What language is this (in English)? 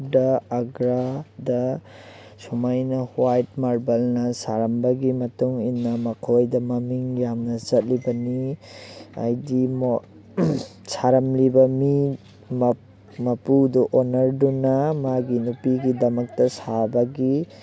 Manipuri